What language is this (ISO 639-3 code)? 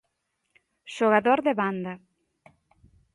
glg